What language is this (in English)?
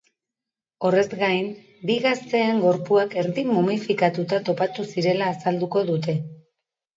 Basque